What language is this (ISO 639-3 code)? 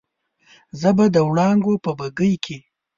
pus